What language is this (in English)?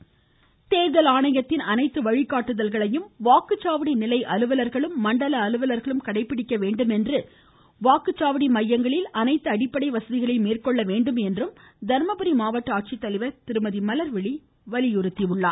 Tamil